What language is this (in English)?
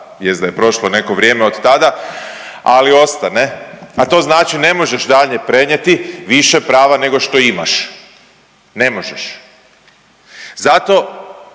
Croatian